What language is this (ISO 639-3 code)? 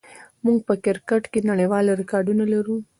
pus